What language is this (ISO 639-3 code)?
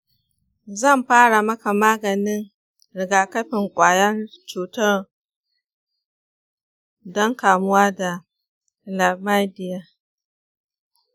hau